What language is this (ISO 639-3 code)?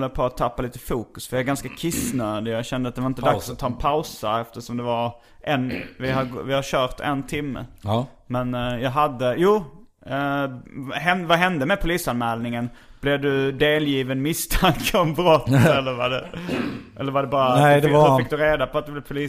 swe